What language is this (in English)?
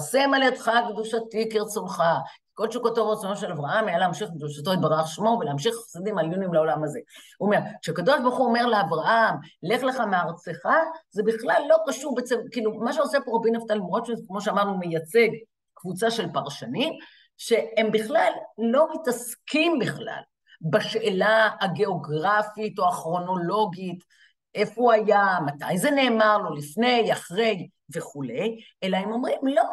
Hebrew